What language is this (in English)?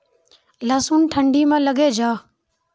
Maithili